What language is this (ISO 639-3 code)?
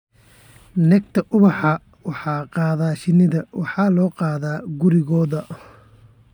som